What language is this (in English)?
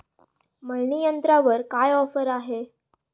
Marathi